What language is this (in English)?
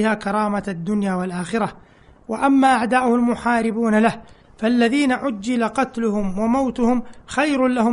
Arabic